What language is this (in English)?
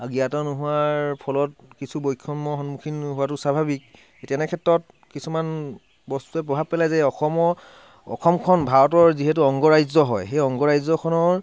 Assamese